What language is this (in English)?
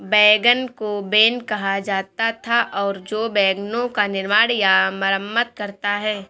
Hindi